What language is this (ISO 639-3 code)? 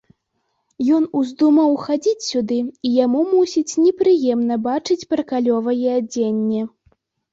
bel